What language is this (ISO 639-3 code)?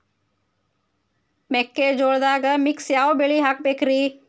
kan